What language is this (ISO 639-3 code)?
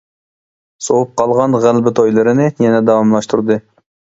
uig